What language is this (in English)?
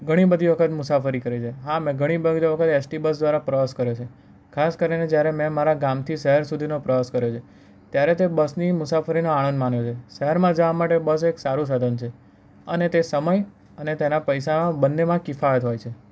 Gujarati